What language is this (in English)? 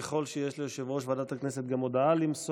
Hebrew